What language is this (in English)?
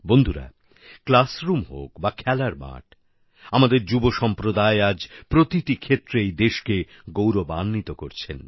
Bangla